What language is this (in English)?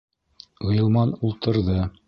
Bashkir